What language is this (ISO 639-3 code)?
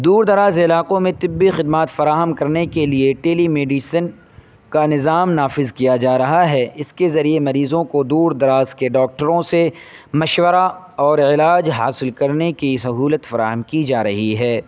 urd